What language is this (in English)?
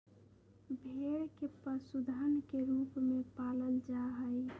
Magahi